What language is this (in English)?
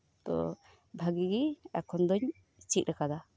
Santali